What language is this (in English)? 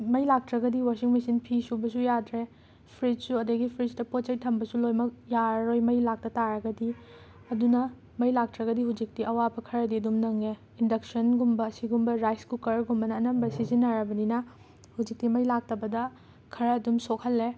Manipuri